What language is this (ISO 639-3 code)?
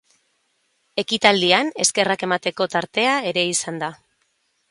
eus